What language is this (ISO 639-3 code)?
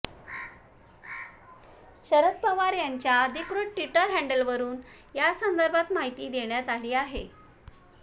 mar